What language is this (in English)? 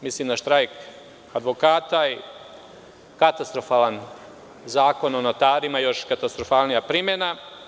Serbian